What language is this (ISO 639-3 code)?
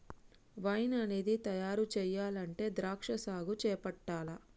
tel